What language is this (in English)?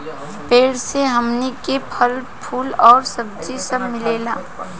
Bhojpuri